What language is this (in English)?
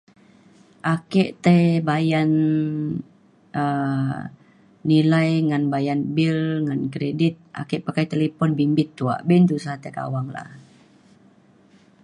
Mainstream Kenyah